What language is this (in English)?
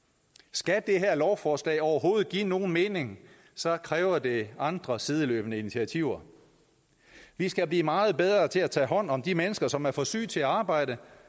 Danish